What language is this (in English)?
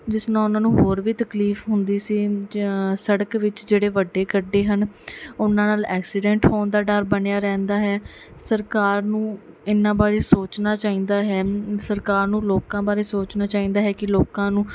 Punjabi